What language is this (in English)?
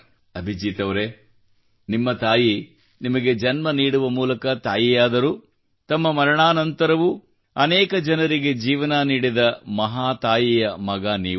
Kannada